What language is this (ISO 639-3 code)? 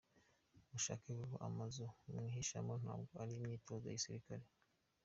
kin